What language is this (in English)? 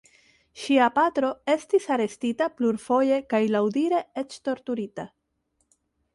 Esperanto